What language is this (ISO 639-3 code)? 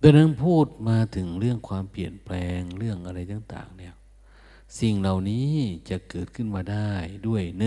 tha